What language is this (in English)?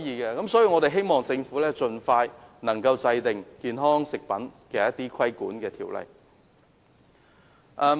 Cantonese